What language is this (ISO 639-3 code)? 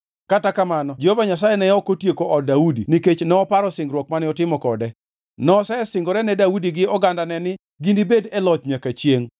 luo